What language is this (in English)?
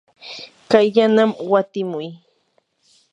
Yanahuanca Pasco Quechua